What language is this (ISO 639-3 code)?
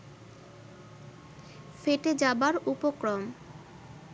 ben